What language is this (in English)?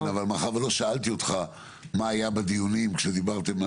Hebrew